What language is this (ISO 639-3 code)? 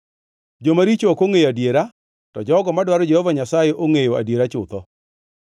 luo